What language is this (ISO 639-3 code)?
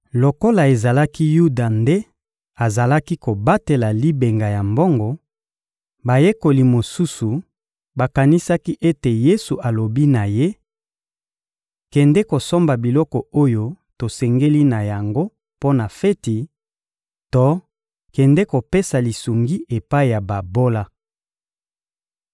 lin